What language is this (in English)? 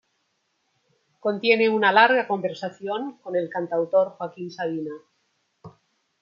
Spanish